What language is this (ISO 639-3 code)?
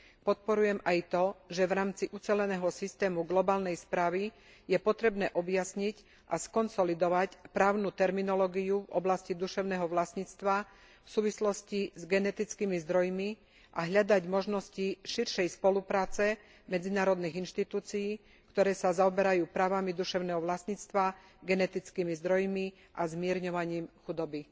slk